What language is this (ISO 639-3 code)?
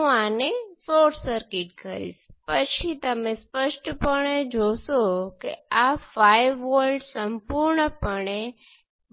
guj